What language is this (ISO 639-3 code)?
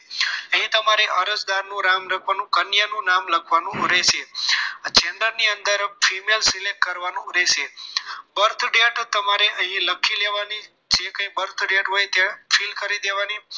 guj